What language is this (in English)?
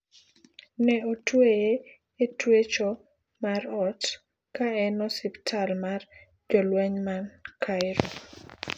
Luo (Kenya and Tanzania)